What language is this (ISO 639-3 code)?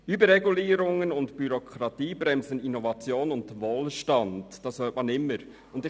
gsw